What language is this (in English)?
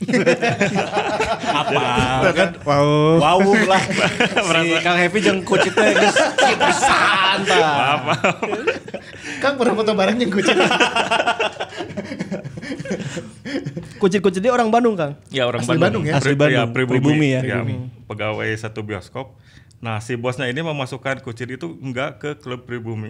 Indonesian